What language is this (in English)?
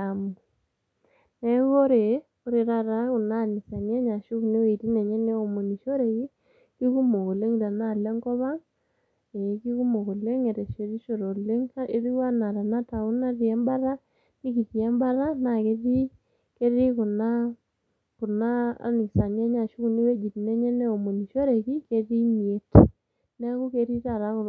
Masai